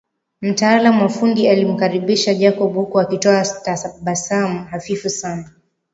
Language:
Swahili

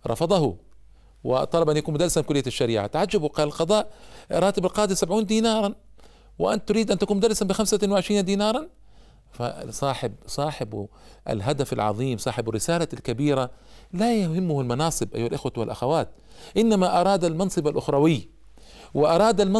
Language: Arabic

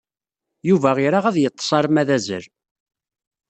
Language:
Kabyle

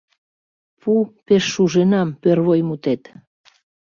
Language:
Mari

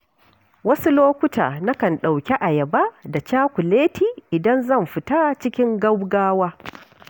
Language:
Hausa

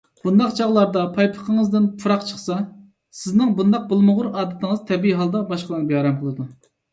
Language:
Uyghur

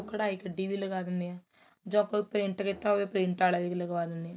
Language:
Punjabi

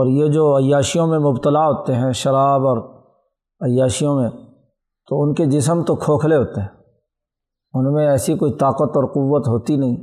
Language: Urdu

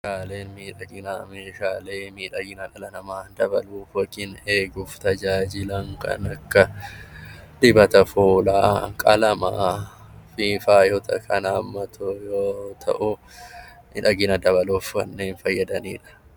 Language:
Oromo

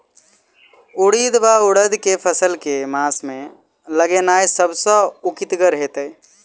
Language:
Maithili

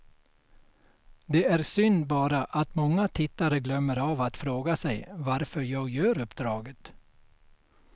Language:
Swedish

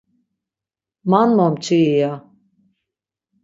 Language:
Laz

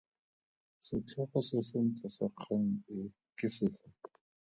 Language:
Tswana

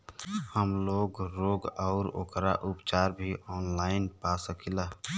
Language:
Bhojpuri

